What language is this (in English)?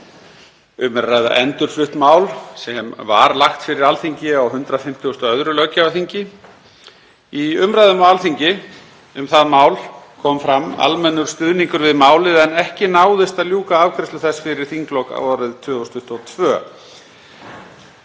Icelandic